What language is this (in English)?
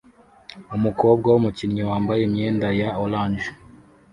Kinyarwanda